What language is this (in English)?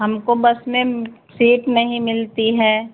Hindi